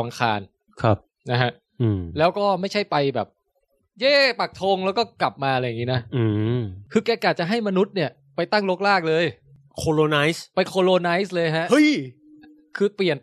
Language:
Thai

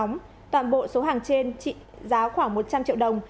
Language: Vietnamese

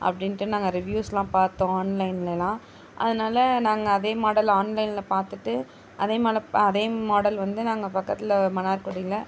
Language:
Tamil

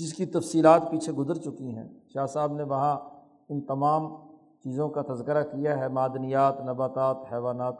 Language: Urdu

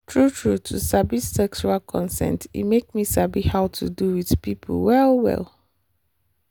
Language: Nigerian Pidgin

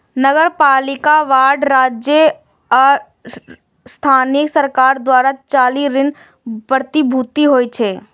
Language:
Maithili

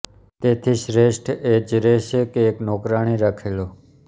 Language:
Gujarati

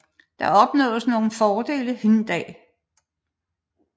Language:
Danish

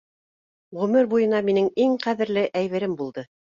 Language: Bashkir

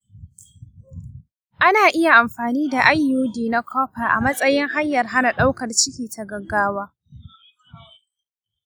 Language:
Hausa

